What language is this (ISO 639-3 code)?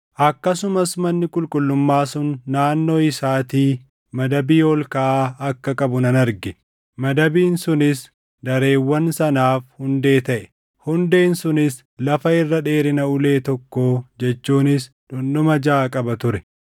orm